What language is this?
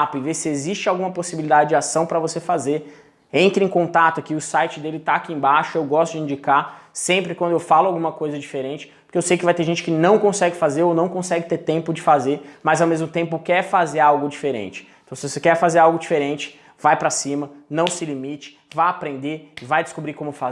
Portuguese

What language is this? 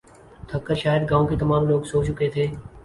Urdu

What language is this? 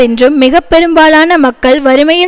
Tamil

